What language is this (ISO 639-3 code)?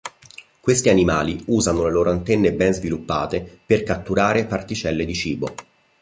ita